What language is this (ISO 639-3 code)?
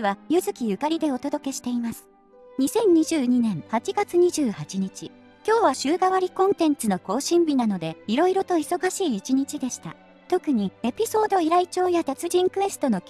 jpn